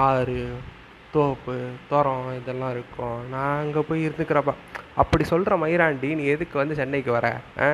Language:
Tamil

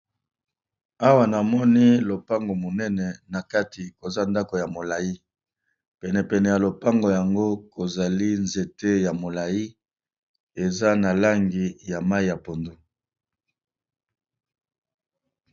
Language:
Lingala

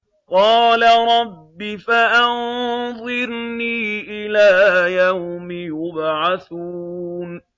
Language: Arabic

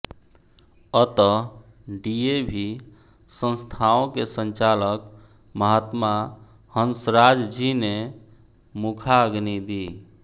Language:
Hindi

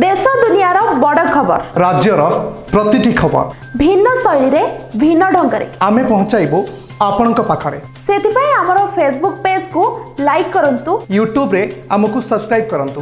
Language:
Korean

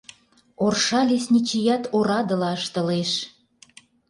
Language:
Mari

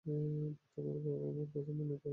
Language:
Bangla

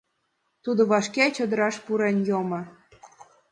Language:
Mari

